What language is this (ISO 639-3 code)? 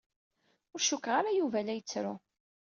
kab